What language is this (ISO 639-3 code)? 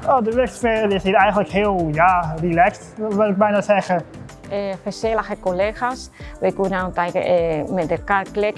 nld